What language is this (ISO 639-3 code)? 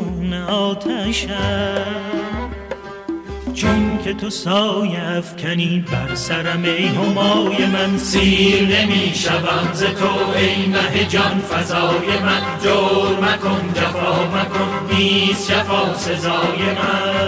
fas